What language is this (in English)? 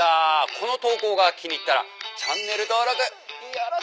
Japanese